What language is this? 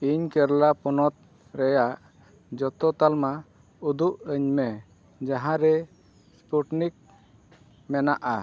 Santali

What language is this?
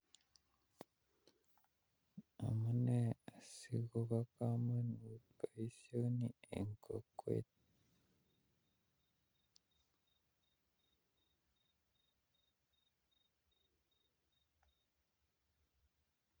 Kalenjin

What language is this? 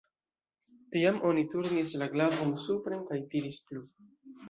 Esperanto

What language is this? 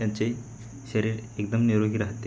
Marathi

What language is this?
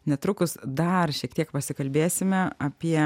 Lithuanian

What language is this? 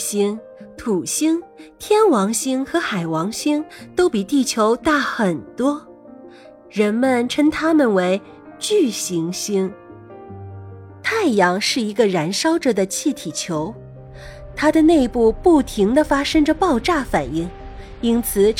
Chinese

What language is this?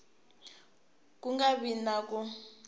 Tsonga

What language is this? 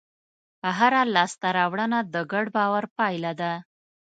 Pashto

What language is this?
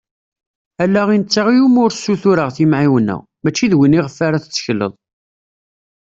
Kabyle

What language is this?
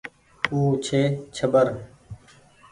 Goaria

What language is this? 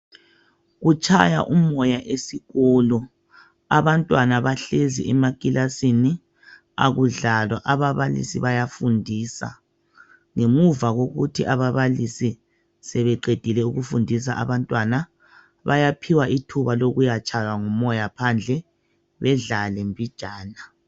North Ndebele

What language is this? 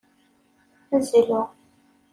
Kabyle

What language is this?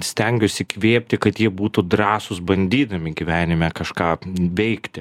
Lithuanian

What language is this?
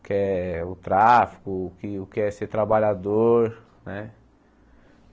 Portuguese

